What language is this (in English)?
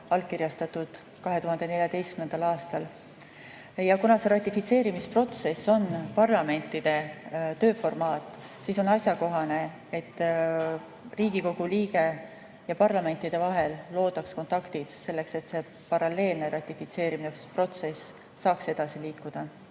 Estonian